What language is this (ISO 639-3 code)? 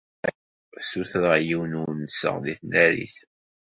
kab